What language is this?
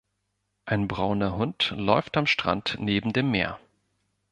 German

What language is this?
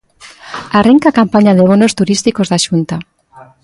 Galician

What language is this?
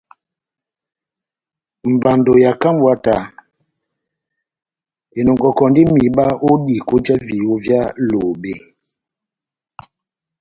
Batanga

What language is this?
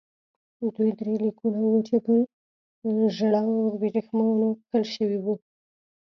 Pashto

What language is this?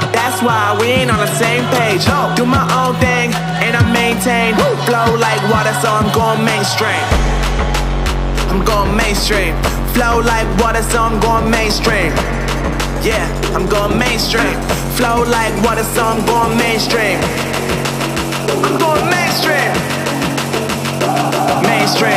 English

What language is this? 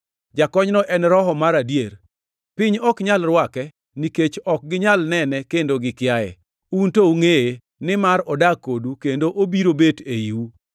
Luo (Kenya and Tanzania)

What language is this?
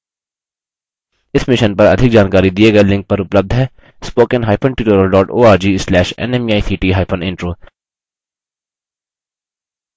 Hindi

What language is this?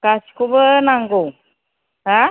Bodo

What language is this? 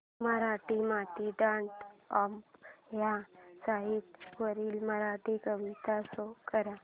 Marathi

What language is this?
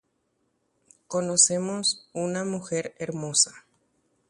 Guarani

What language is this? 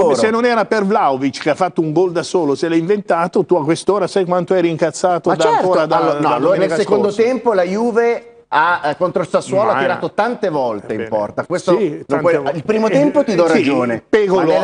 Italian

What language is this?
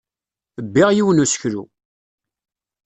Kabyle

